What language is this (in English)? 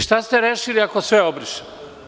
Serbian